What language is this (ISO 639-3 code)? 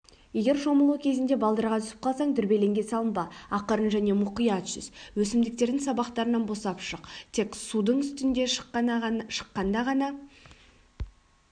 kaz